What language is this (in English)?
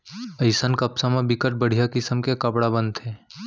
Chhattisgarhi